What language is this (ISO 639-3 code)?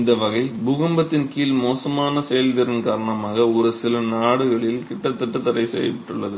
tam